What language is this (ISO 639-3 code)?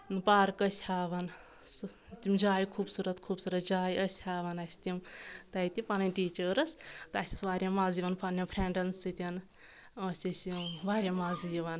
kas